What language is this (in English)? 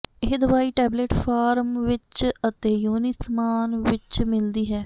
Punjabi